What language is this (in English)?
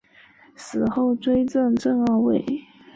Chinese